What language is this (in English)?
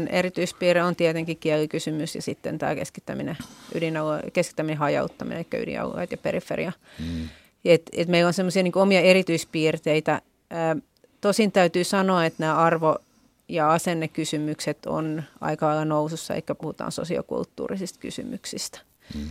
Finnish